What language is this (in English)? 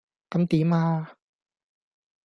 Cantonese